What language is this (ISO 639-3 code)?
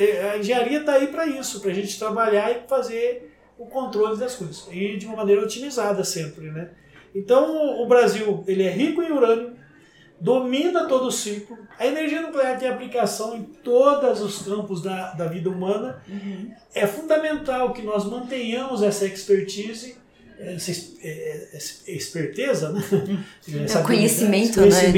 por